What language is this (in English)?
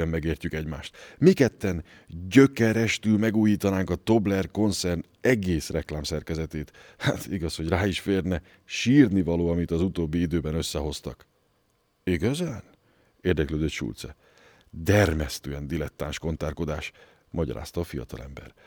Hungarian